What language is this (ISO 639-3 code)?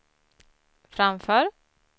swe